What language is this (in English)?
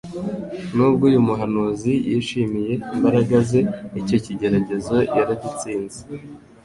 Kinyarwanda